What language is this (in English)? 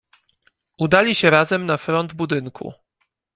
Polish